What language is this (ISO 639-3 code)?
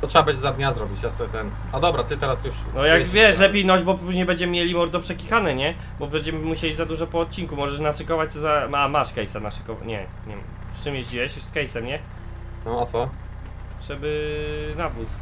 pol